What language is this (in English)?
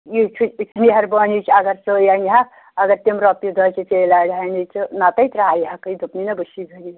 Kashmiri